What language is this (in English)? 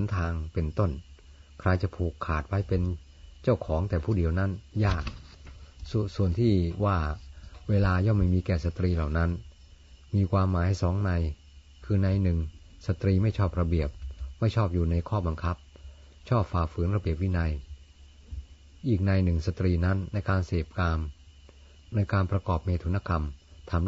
Thai